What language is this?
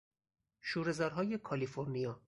Persian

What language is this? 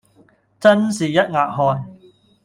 Cantonese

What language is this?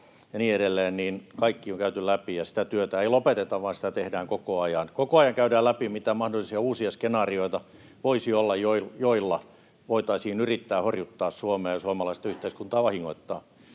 Finnish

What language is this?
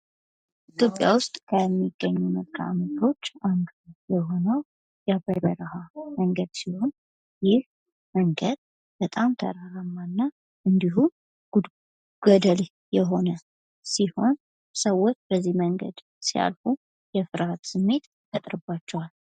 Amharic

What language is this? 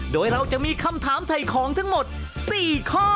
Thai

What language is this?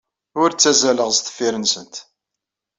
Kabyle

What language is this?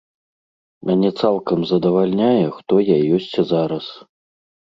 Belarusian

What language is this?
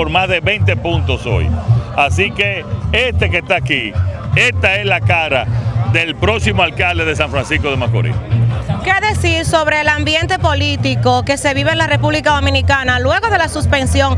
Spanish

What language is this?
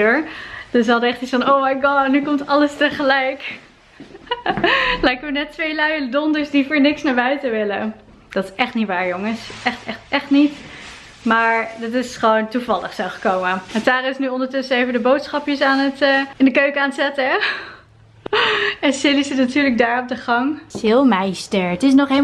Dutch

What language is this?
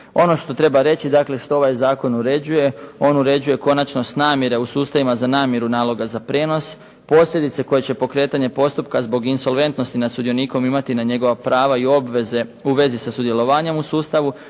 Croatian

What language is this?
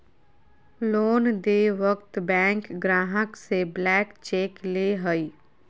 Magahi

